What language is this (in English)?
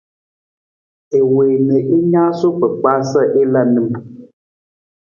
Nawdm